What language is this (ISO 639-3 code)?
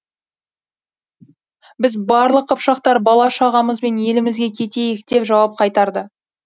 kaz